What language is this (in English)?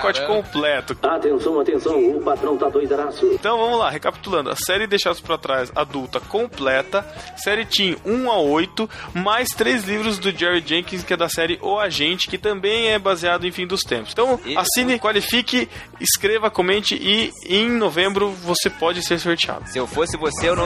Portuguese